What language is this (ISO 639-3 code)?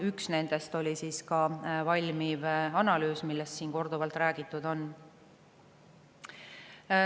est